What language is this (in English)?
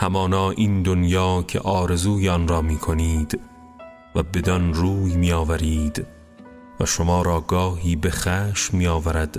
Persian